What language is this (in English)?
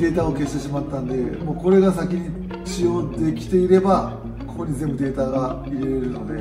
Japanese